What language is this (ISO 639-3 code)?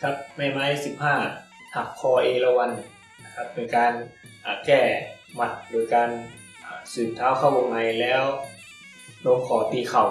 tha